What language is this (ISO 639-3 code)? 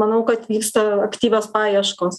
lit